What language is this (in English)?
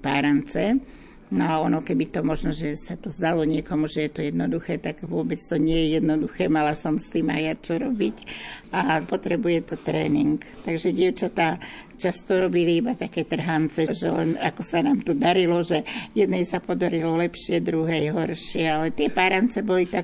Slovak